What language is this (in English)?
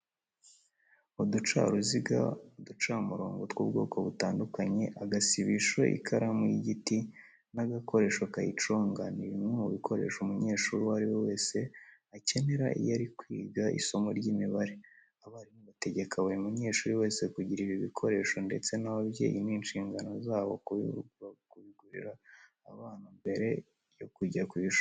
Kinyarwanda